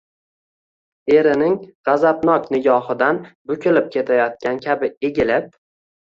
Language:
Uzbek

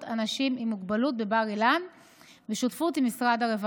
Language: Hebrew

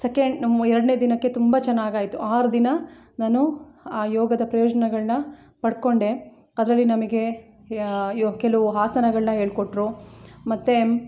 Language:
Kannada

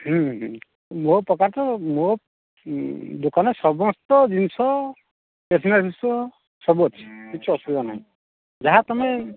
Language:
Odia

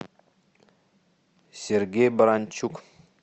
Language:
Russian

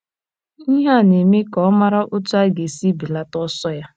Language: Igbo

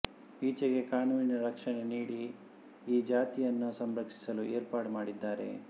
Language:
Kannada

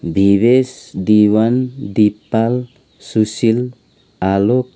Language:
Nepali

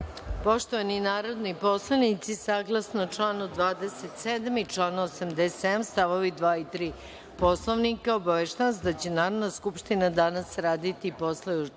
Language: Serbian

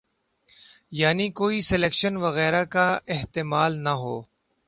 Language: Urdu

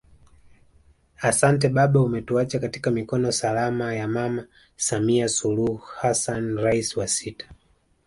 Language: Swahili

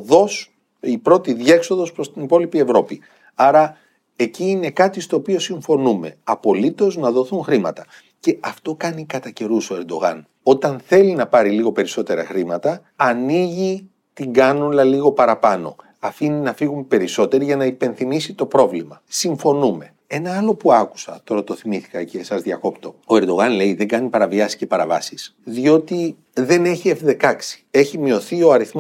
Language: Greek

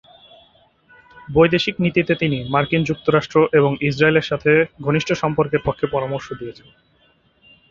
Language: Bangla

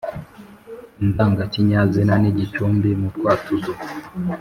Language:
Kinyarwanda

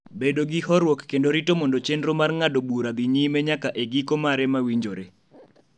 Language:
Luo (Kenya and Tanzania)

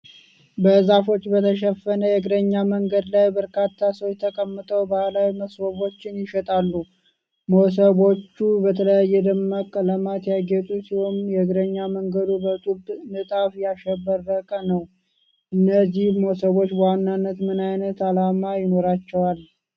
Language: Amharic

